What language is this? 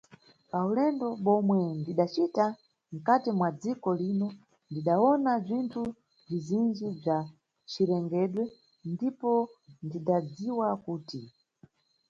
Nyungwe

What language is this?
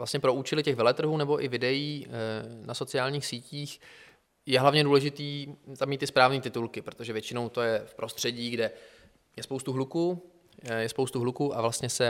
Czech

